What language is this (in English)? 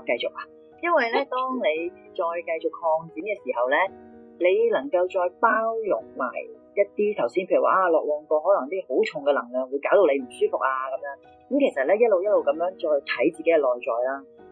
Chinese